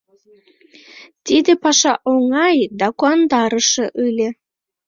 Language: Mari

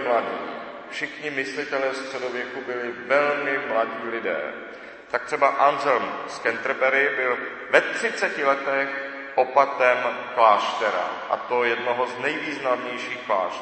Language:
Czech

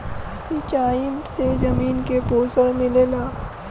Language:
Bhojpuri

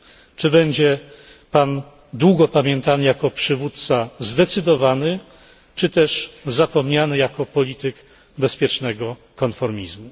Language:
Polish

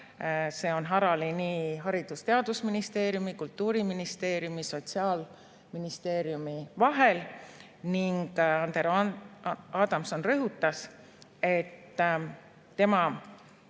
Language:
Estonian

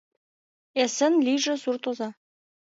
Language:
Mari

